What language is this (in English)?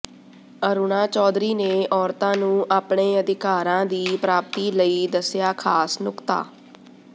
Punjabi